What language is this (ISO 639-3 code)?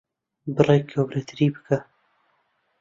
ckb